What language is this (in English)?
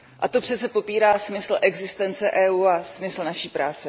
Czech